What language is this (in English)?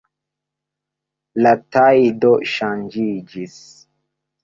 Esperanto